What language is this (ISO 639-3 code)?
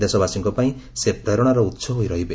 ori